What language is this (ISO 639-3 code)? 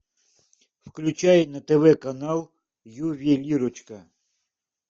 rus